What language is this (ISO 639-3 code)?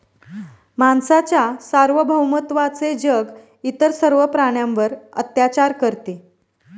mar